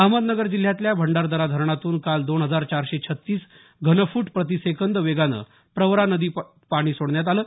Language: Marathi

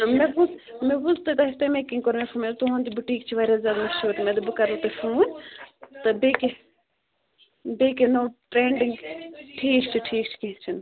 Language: Kashmiri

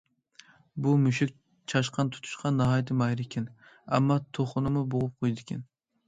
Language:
Uyghur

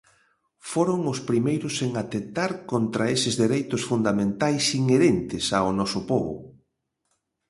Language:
Galician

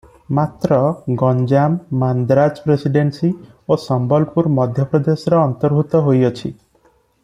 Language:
Odia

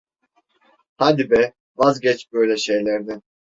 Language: Turkish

